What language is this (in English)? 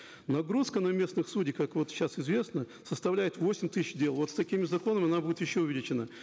Kazakh